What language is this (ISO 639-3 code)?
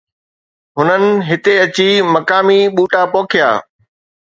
snd